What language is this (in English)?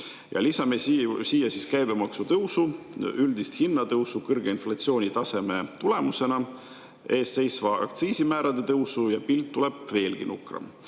Estonian